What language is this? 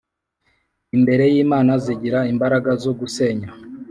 Kinyarwanda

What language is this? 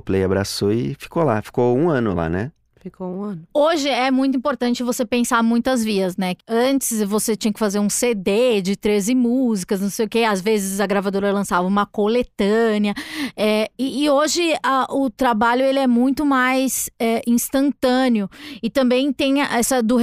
Portuguese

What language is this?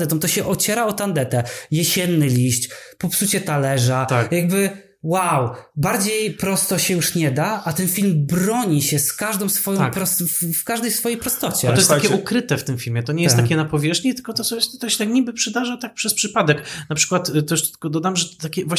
Polish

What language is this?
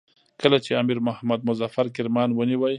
Pashto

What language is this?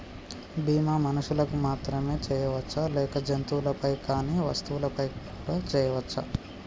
Telugu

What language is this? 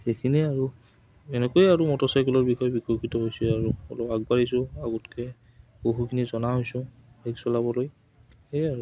Assamese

